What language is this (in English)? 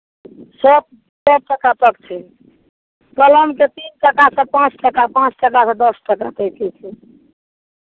Maithili